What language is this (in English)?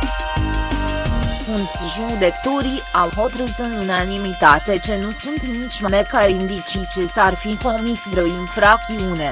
Romanian